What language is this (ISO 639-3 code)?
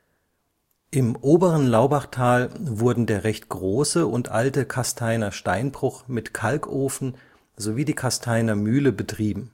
deu